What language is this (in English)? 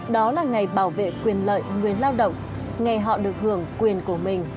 Vietnamese